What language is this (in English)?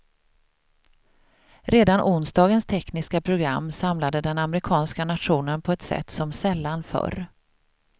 Swedish